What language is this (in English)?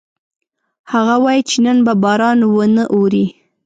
Pashto